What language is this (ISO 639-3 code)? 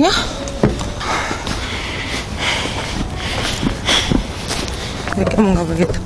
kor